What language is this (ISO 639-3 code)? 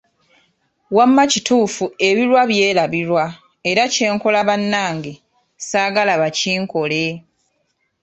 lug